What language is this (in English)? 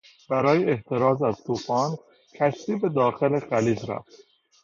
Persian